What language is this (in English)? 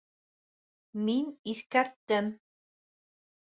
Bashkir